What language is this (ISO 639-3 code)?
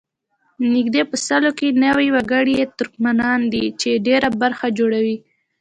pus